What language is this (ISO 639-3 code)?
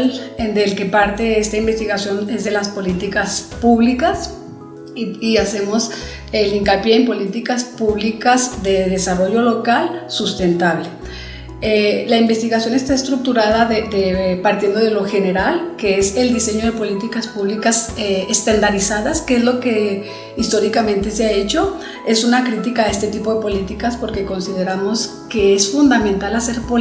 spa